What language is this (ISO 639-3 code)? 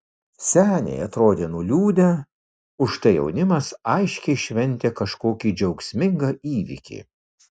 lit